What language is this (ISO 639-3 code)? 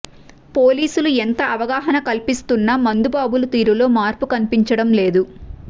tel